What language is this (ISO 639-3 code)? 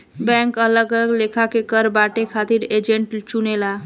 bho